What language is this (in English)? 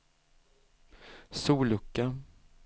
Swedish